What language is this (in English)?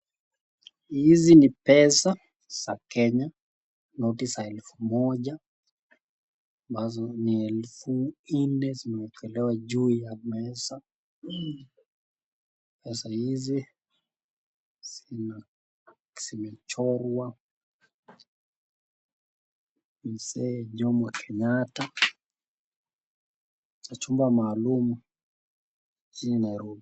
Swahili